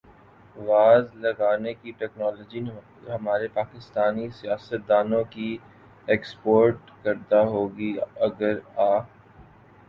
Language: Urdu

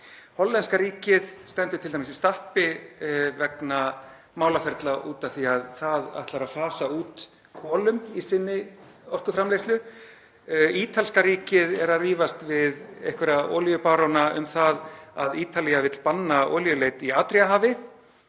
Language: Icelandic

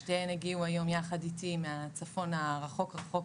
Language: Hebrew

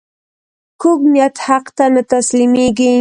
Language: Pashto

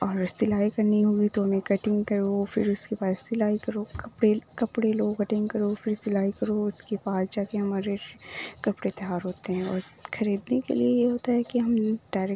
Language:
Urdu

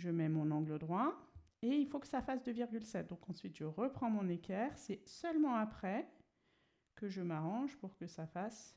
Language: French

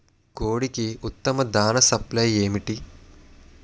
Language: Telugu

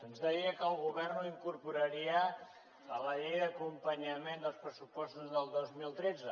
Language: Catalan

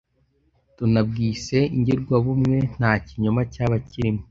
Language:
Kinyarwanda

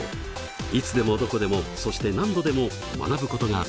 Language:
Japanese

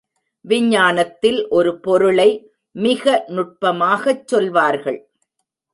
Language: Tamil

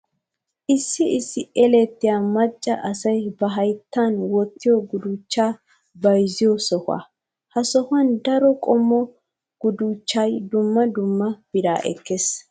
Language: Wolaytta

